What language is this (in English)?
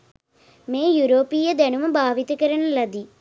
Sinhala